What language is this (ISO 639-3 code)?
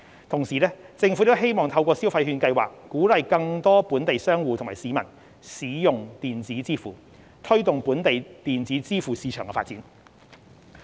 yue